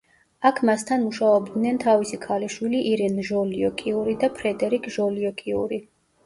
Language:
Georgian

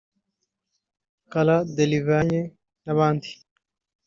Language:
Kinyarwanda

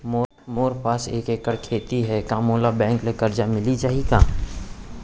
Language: Chhattisgarhi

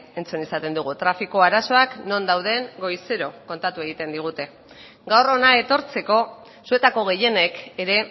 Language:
Basque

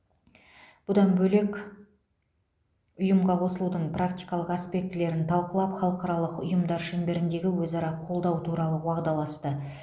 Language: Kazakh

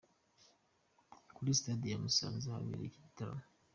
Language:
Kinyarwanda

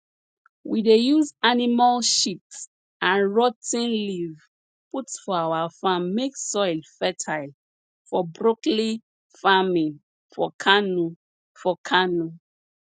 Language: Nigerian Pidgin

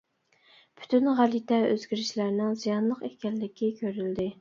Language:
Uyghur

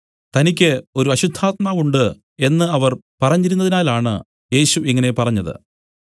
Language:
Malayalam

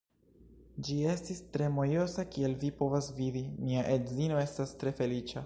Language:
Esperanto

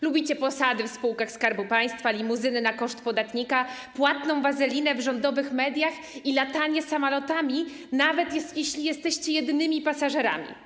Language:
Polish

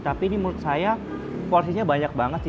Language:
Indonesian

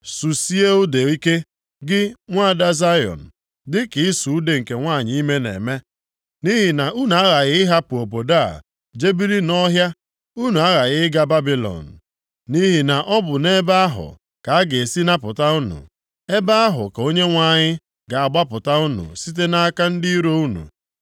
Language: Igbo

